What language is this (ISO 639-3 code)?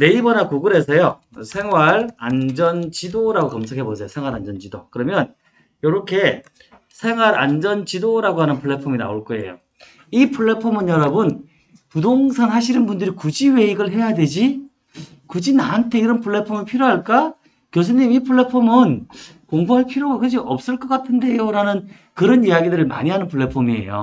kor